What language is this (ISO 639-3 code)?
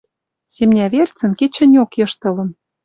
mrj